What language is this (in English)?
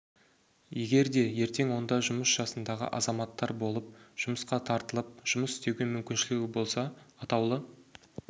Kazakh